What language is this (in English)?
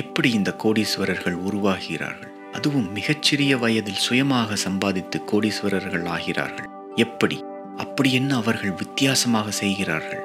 Tamil